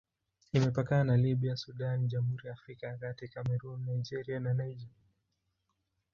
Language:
Swahili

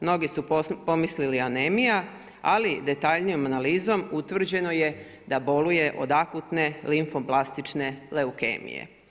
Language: Croatian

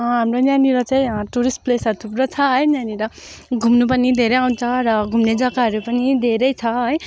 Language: Nepali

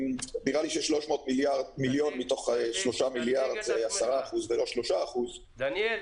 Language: Hebrew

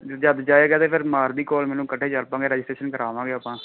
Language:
Punjabi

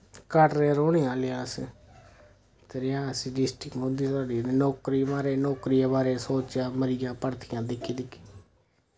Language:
Dogri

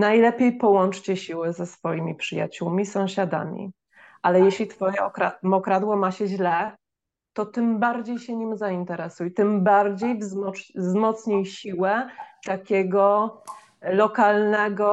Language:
Polish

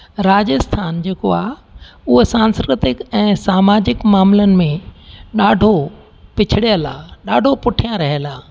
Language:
Sindhi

